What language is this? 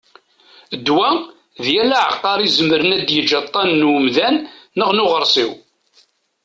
Kabyle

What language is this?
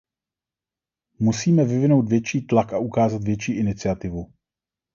Czech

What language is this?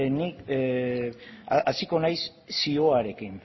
Basque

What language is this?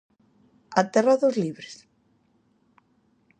Galician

